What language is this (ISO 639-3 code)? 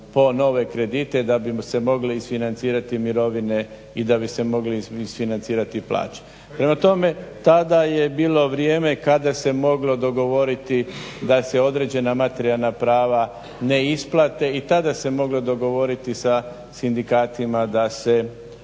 hrv